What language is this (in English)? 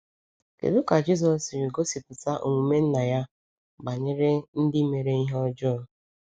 Igbo